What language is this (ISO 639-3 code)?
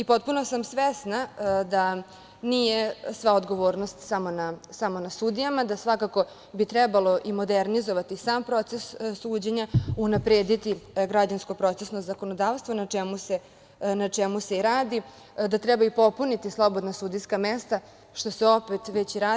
srp